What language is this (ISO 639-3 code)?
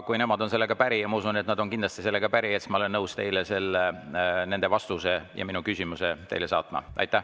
est